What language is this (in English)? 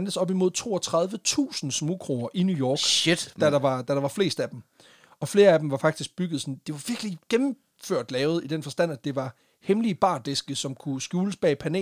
Danish